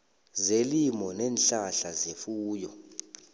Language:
South Ndebele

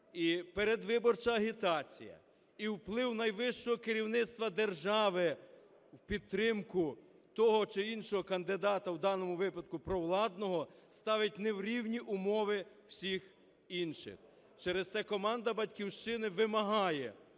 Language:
Ukrainian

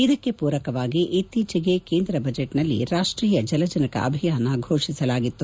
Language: Kannada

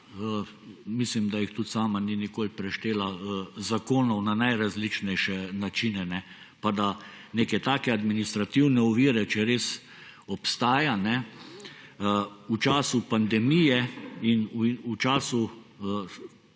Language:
Slovenian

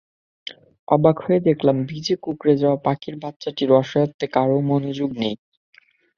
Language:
Bangla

